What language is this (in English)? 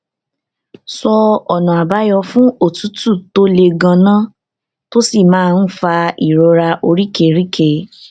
Yoruba